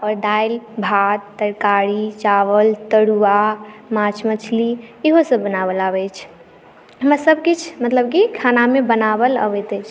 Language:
Maithili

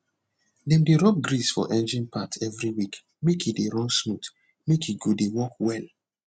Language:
Nigerian Pidgin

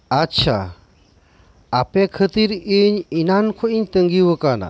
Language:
Santali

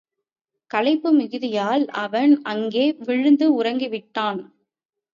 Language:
Tamil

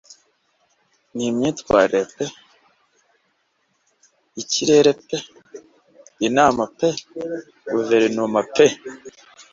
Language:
Kinyarwanda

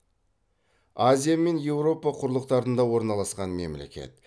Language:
Kazakh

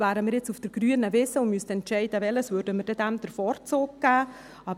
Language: Swiss German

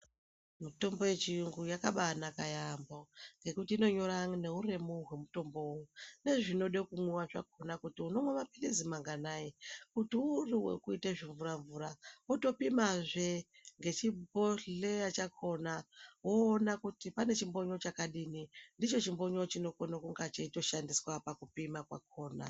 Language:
Ndau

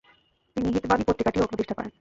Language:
Bangla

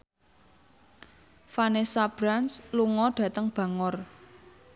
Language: Javanese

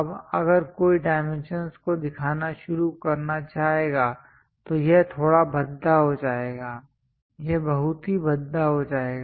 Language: Hindi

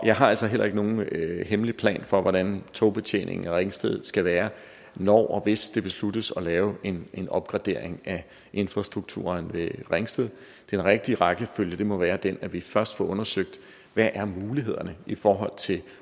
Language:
Danish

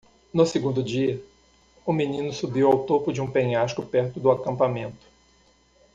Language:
Portuguese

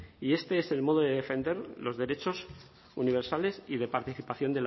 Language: Spanish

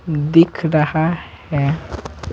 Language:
Hindi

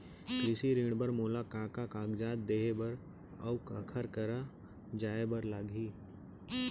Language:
Chhattisgarhi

